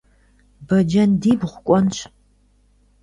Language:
Kabardian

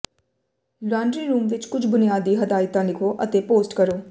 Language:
Punjabi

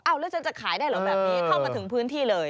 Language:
Thai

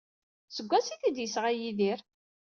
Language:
Kabyle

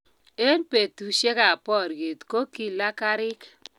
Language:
Kalenjin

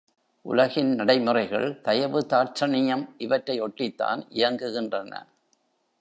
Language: Tamil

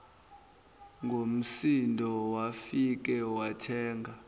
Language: Zulu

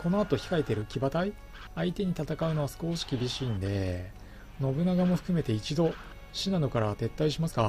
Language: Japanese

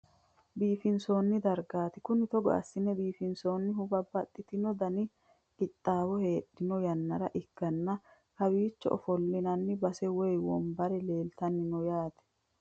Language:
Sidamo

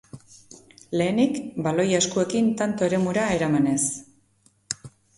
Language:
Basque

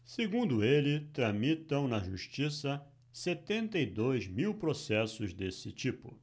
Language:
Portuguese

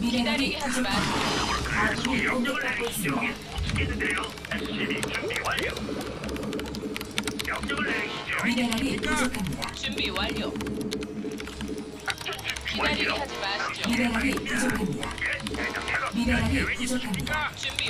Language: Korean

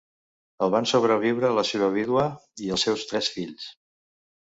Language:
Catalan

